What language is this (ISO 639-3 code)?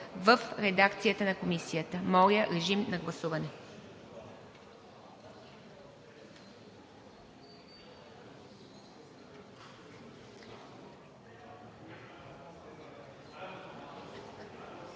bul